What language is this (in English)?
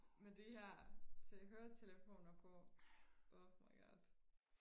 Danish